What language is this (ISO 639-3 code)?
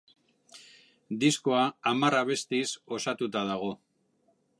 eus